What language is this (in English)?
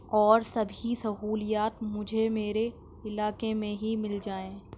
Urdu